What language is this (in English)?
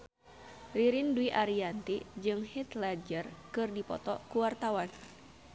Sundanese